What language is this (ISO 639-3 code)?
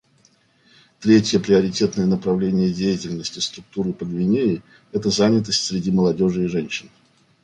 rus